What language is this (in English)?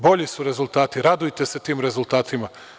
Serbian